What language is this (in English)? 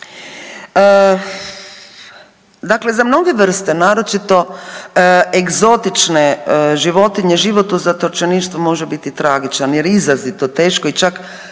Croatian